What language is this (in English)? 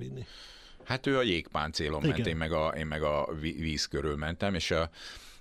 Hungarian